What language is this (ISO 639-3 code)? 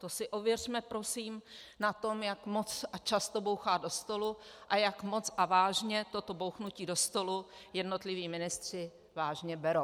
ces